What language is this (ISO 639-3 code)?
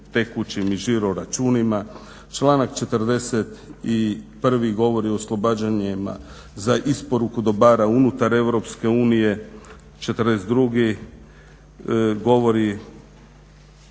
hrv